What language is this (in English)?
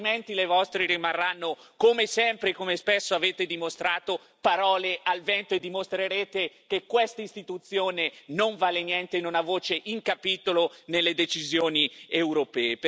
Italian